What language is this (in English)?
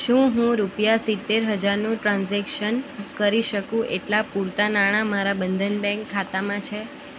Gujarati